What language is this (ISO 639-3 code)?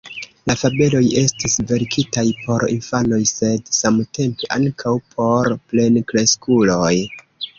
epo